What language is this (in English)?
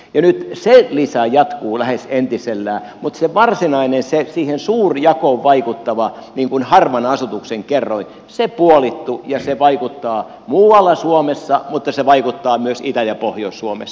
Finnish